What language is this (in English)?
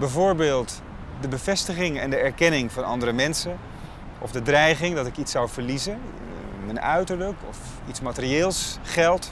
Dutch